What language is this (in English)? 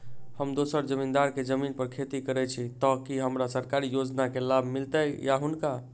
Maithili